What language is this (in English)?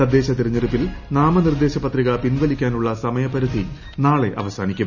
Malayalam